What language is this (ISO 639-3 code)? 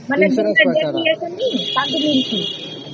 ori